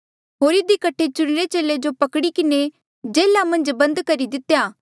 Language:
Mandeali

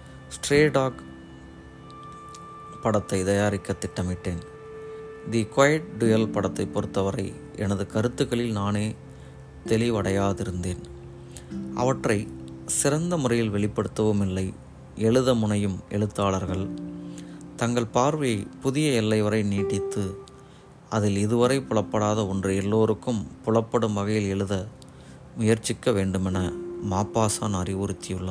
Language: Tamil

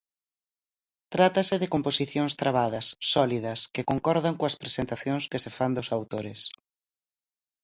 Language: Galician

